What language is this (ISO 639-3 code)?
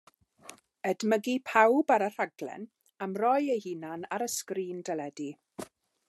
cym